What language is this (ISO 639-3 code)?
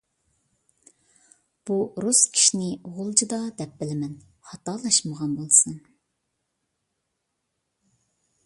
uig